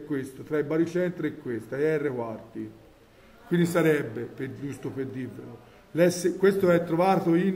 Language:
Italian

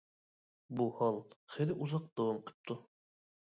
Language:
Uyghur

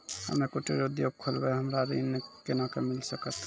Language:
Maithili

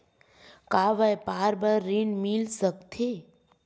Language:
Chhattisgarhi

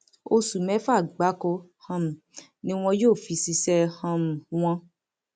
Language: Yoruba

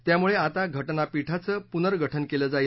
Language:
Marathi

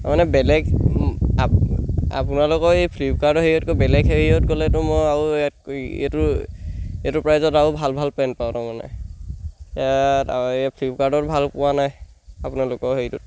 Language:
Assamese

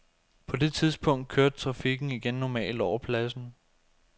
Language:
Danish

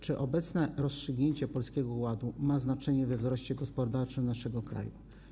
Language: Polish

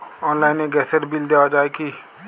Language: Bangla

